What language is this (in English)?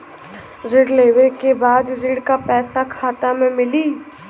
Bhojpuri